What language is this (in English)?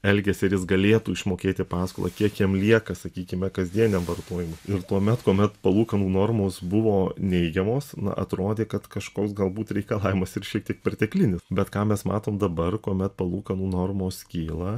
Lithuanian